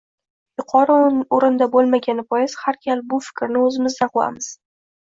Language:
Uzbek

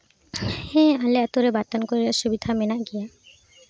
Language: Santali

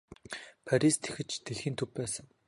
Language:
Mongolian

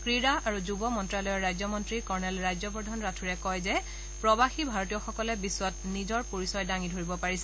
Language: Assamese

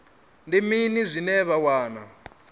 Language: Venda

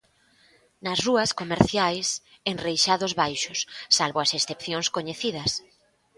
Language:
Galician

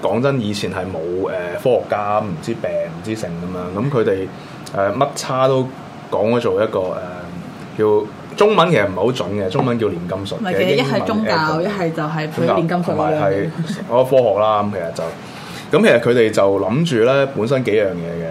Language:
Chinese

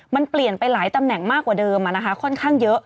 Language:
Thai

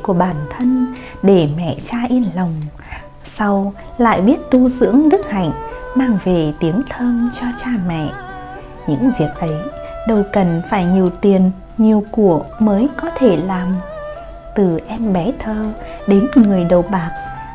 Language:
Vietnamese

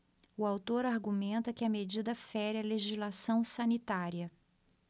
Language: Portuguese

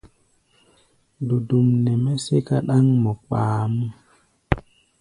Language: Gbaya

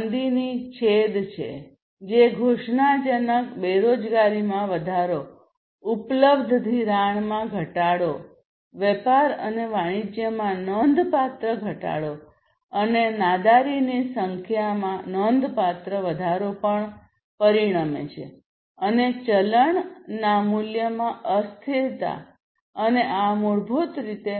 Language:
Gujarati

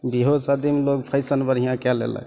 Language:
Maithili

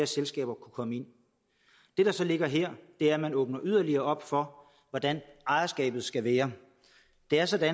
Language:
Danish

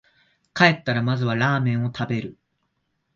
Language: Japanese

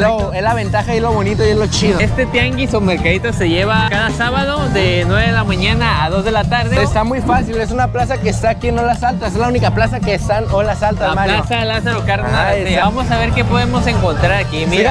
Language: Spanish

